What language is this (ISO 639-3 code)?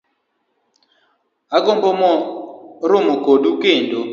luo